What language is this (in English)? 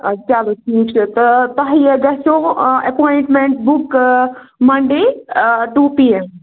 Kashmiri